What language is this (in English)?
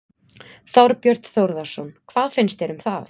Icelandic